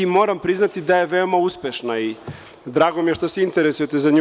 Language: Serbian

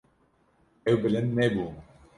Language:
Kurdish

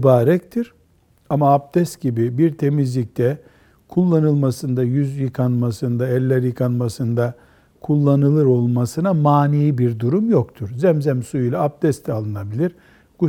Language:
Turkish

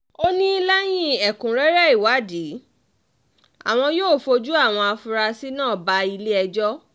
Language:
Yoruba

